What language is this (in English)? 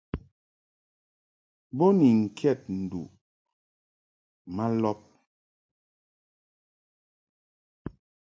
Mungaka